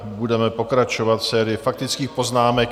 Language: Czech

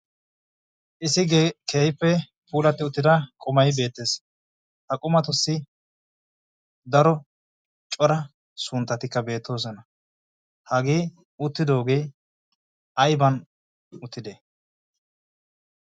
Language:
Wolaytta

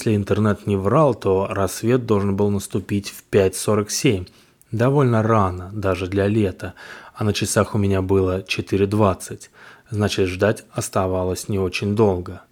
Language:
Russian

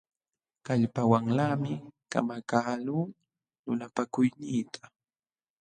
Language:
Jauja Wanca Quechua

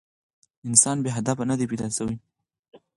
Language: Pashto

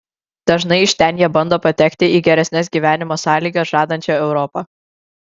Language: Lithuanian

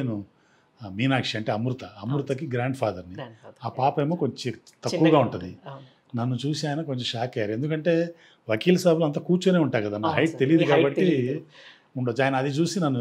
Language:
Telugu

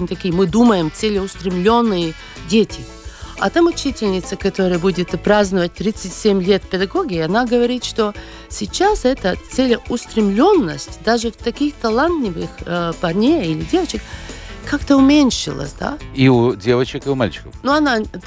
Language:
Russian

